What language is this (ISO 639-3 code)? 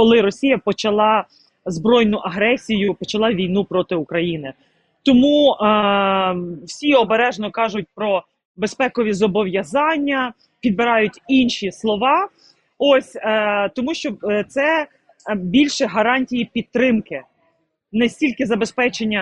ukr